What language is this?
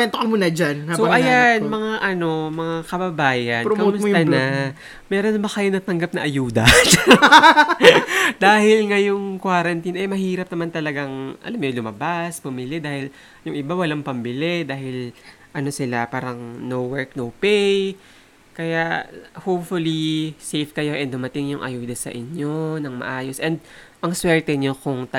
Filipino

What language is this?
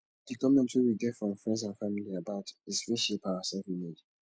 Nigerian Pidgin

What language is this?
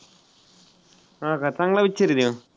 Marathi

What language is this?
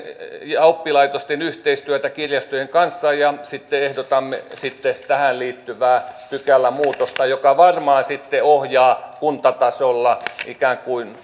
Finnish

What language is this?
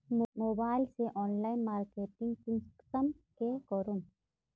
Magahi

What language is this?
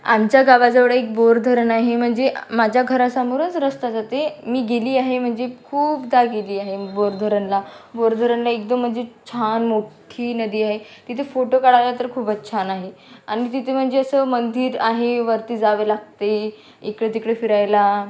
Marathi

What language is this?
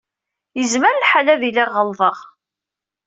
Kabyle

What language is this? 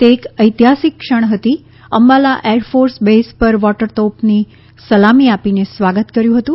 Gujarati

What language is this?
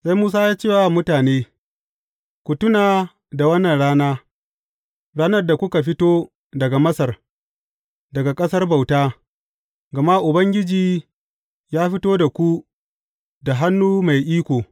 Hausa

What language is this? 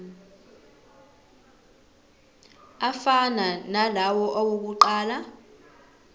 Zulu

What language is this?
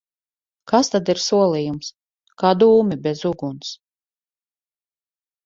Latvian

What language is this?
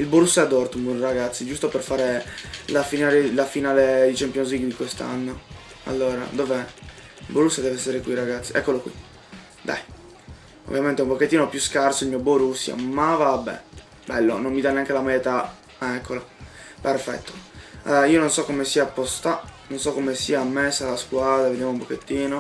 Italian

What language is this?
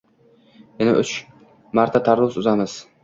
Uzbek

